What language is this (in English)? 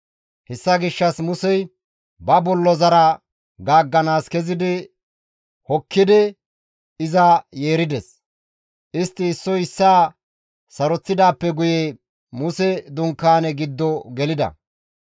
Gamo